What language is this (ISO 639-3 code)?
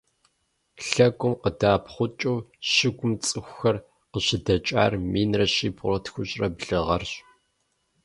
kbd